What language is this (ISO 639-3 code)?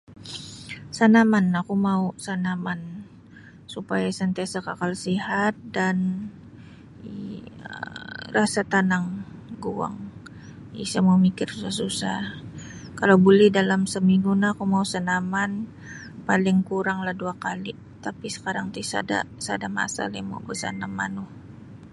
bsy